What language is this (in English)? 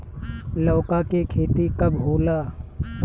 Bhojpuri